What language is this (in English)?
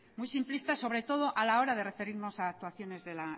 Spanish